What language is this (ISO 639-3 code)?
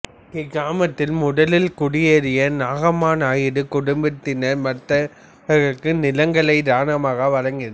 tam